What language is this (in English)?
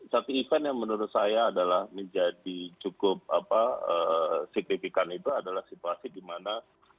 Indonesian